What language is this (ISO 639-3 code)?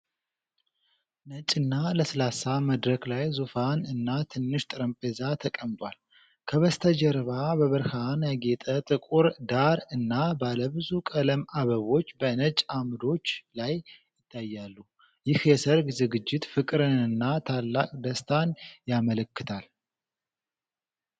amh